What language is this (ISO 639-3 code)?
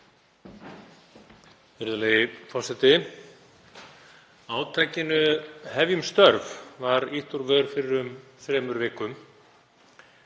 isl